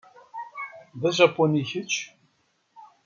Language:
Kabyle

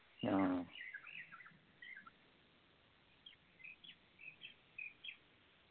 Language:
Malayalam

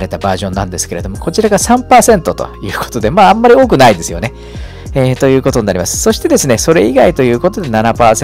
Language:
Japanese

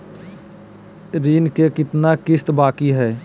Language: Magahi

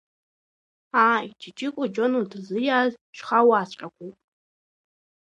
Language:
Abkhazian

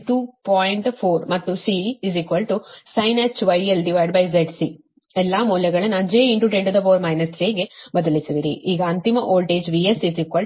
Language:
Kannada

